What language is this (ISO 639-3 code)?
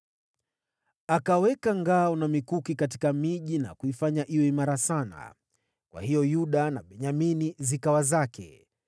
swa